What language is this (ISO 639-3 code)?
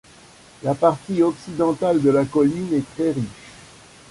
fra